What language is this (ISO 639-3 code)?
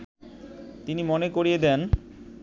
ben